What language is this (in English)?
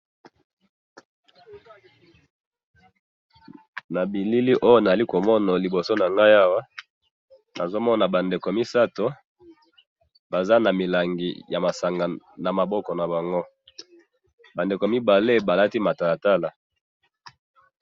Lingala